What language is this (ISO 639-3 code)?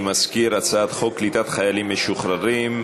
heb